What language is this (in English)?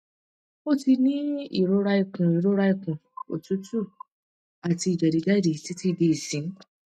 Yoruba